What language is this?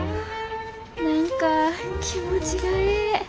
Japanese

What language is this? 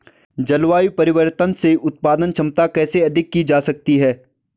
Hindi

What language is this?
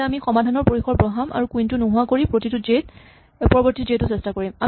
Assamese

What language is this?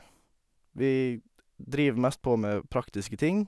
Norwegian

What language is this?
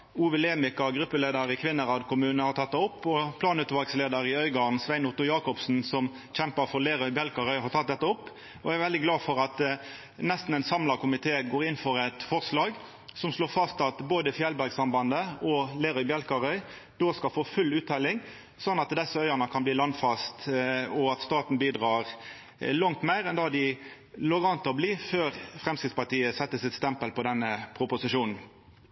Norwegian Nynorsk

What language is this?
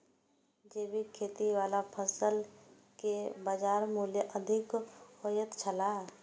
Maithili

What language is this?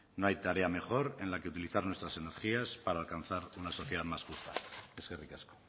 Spanish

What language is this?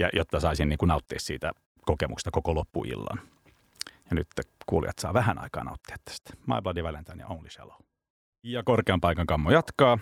Finnish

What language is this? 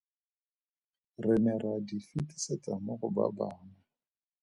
Tswana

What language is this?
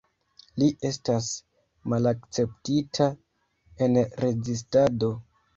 Esperanto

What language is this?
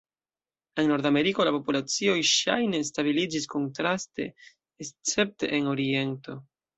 Esperanto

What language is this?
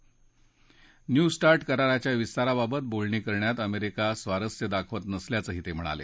Marathi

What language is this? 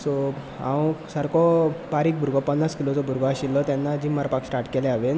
Konkani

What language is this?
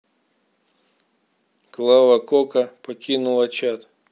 Russian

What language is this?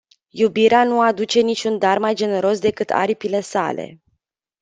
Romanian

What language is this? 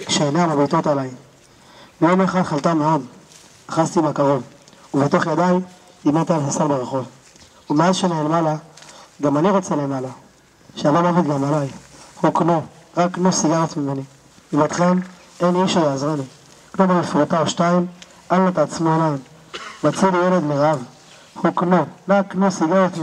Hebrew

